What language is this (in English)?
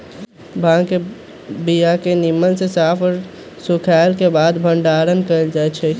Magahi